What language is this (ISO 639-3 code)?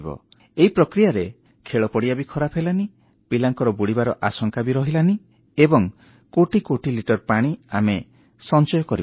ori